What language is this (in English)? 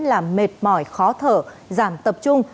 Vietnamese